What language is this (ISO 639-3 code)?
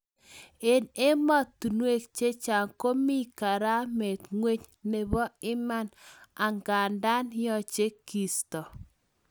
kln